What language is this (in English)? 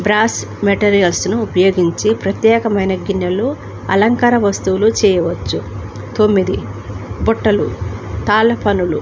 Telugu